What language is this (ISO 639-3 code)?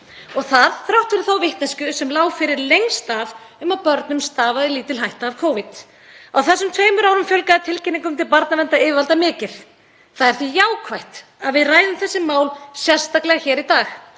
isl